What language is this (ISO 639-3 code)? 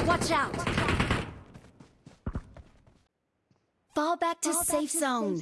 eng